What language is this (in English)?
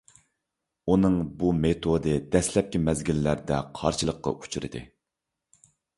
Uyghur